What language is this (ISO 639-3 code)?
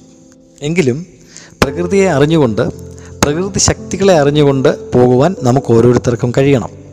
mal